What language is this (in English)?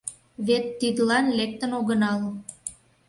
Mari